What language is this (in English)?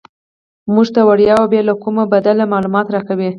Pashto